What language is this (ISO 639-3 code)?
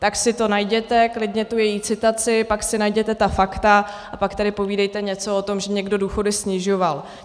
ces